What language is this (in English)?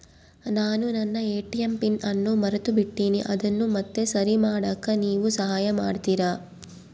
Kannada